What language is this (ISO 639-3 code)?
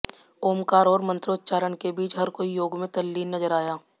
hin